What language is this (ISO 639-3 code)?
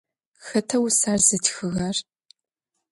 ady